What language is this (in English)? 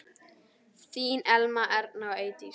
Icelandic